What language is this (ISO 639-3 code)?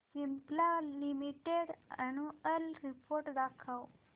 mar